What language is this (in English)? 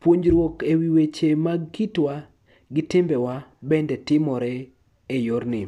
Luo (Kenya and Tanzania)